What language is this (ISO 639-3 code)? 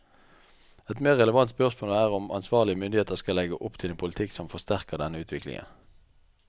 nor